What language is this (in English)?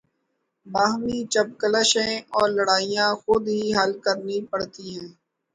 Urdu